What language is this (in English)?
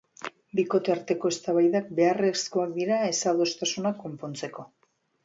Basque